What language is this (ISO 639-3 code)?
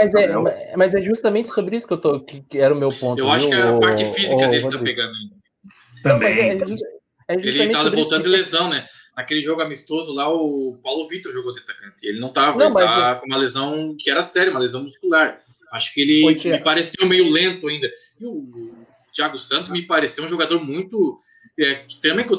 por